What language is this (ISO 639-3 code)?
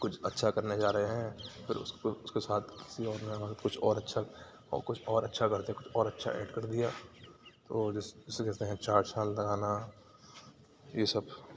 urd